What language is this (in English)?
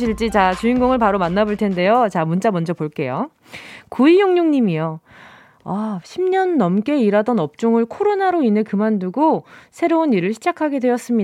Korean